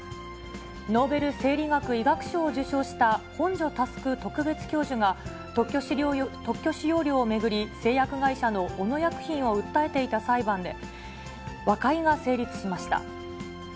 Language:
Japanese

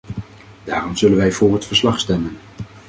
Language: Dutch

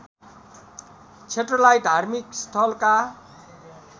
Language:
Nepali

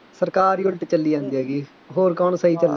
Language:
Punjabi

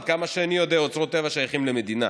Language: Hebrew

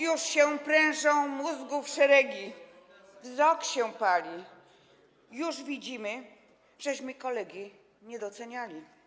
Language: Polish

